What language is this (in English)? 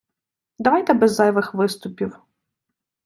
Ukrainian